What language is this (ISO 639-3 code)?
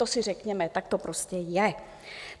ces